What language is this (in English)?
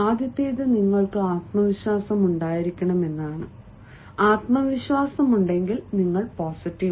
Malayalam